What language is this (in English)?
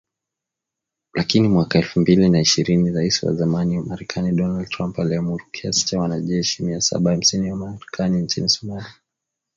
Swahili